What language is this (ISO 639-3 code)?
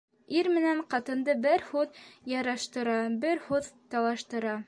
bak